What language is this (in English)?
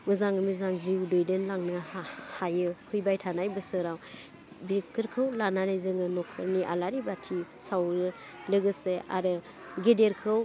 Bodo